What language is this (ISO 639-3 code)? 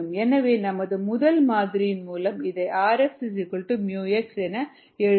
tam